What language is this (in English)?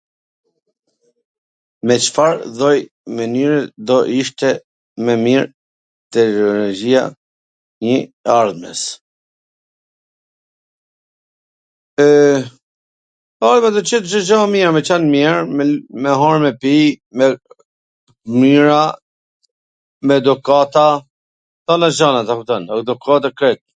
Gheg Albanian